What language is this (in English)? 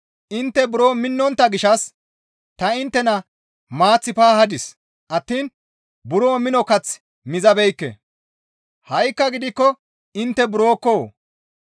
Gamo